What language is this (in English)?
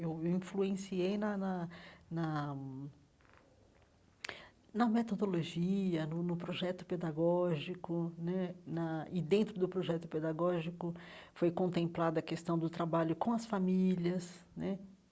Portuguese